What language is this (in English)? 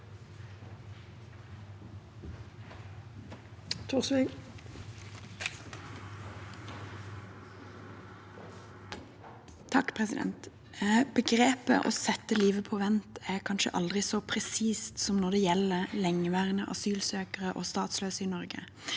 Norwegian